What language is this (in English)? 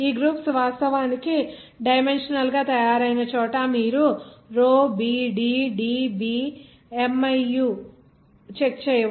Telugu